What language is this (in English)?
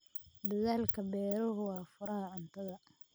Somali